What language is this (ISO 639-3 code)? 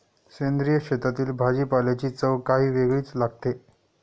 mar